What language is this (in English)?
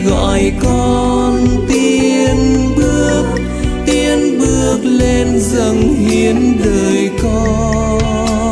Vietnamese